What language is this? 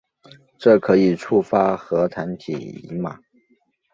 Chinese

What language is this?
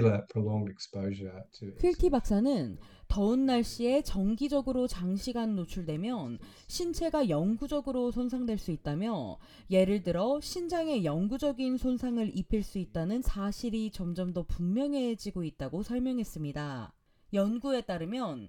Korean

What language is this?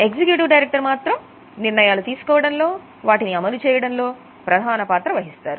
Telugu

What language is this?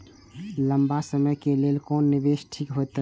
Maithili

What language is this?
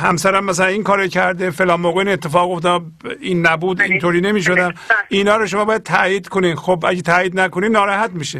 Persian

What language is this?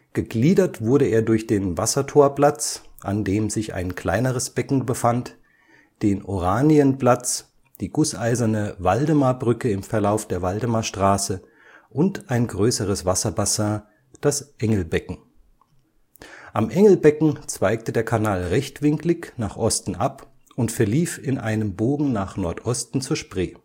German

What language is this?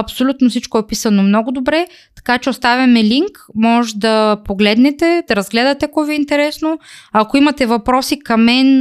Bulgarian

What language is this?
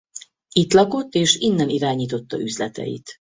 Hungarian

